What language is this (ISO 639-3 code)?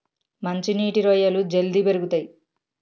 tel